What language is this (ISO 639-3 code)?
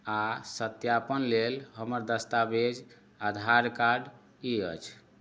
mai